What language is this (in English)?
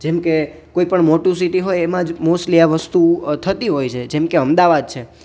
Gujarati